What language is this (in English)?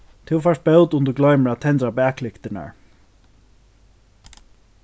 Faroese